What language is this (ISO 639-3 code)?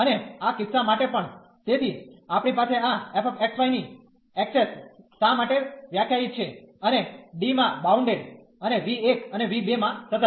guj